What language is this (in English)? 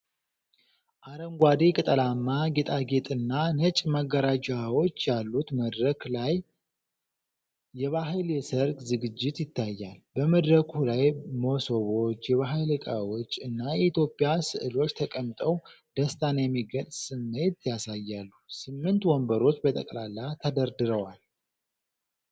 Amharic